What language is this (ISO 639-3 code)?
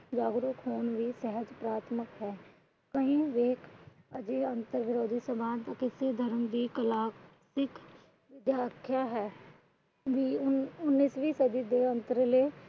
pan